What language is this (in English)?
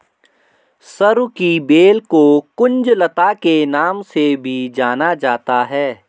Hindi